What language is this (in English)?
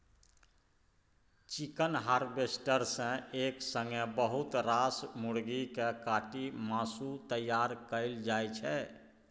Maithili